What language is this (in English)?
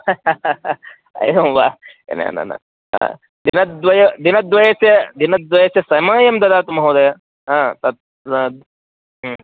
Sanskrit